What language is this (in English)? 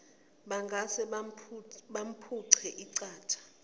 Zulu